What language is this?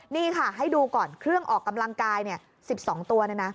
Thai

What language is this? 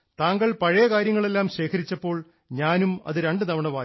Malayalam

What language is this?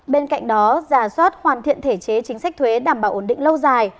Vietnamese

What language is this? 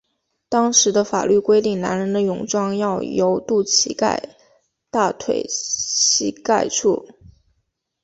Chinese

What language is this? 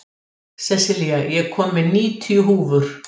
Icelandic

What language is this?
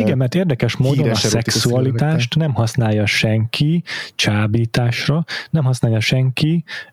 Hungarian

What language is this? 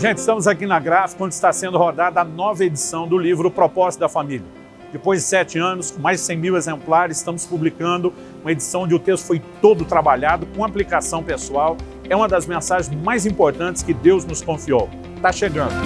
Portuguese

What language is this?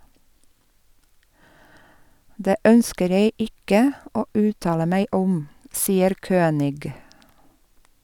Norwegian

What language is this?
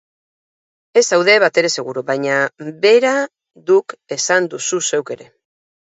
Basque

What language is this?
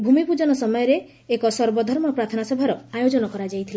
Odia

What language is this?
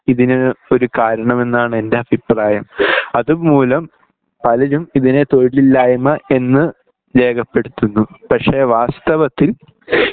Malayalam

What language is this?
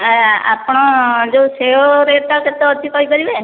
Odia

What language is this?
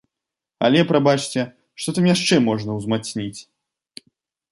Belarusian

